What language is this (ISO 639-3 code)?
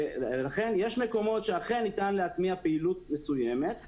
heb